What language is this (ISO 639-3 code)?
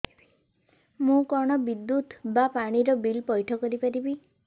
ori